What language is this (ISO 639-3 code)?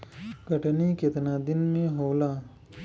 bho